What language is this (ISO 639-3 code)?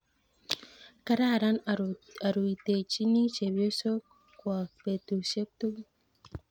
kln